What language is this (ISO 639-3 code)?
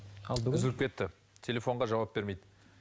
kaz